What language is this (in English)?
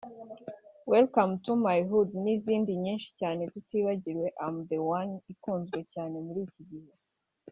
Kinyarwanda